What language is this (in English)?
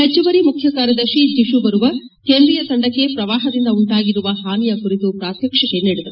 Kannada